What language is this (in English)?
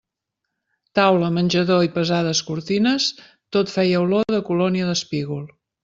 Catalan